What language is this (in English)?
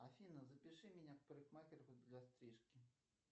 Russian